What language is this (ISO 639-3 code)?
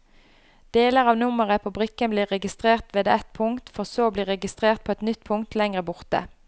nor